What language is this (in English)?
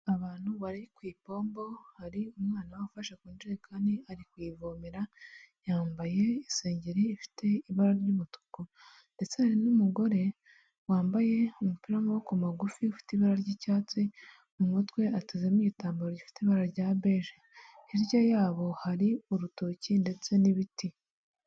Kinyarwanda